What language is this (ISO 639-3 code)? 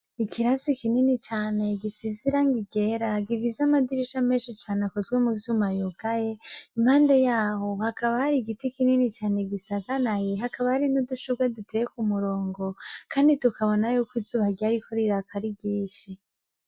run